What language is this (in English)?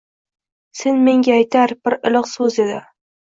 Uzbek